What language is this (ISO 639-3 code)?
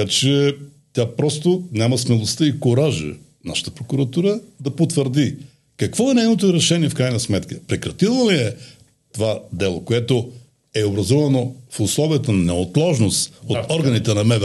bul